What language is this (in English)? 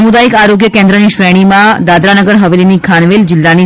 Gujarati